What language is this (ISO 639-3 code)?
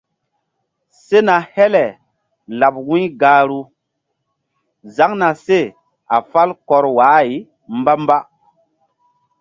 mdd